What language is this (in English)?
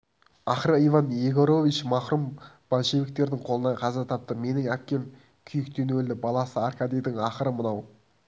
Kazakh